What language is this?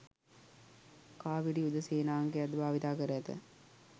Sinhala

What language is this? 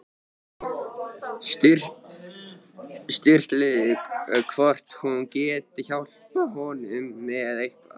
Icelandic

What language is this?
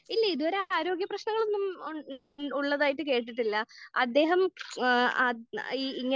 Malayalam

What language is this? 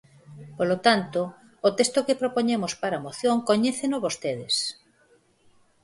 Galician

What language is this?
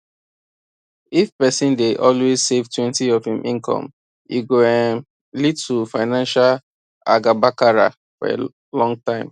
Nigerian Pidgin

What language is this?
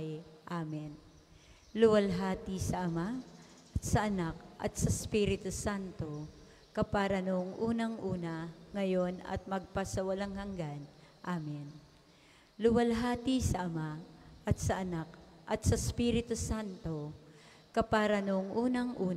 Filipino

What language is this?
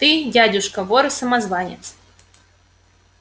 Russian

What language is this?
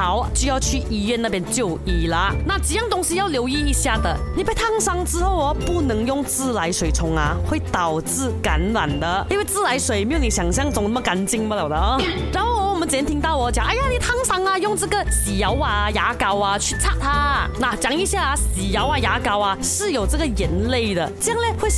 Chinese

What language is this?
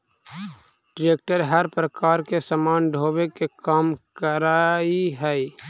Magahi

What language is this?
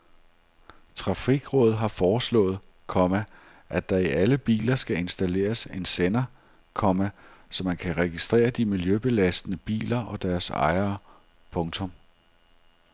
Danish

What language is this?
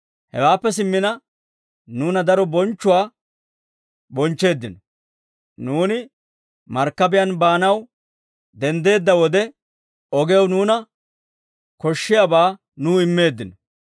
Dawro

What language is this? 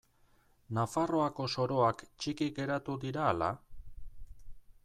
Basque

